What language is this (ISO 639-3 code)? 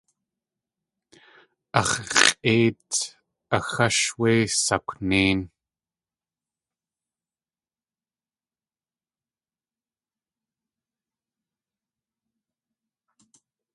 tli